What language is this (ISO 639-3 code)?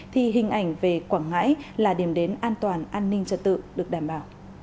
vie